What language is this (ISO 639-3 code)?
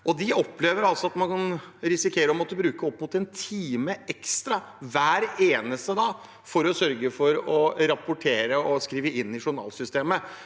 nor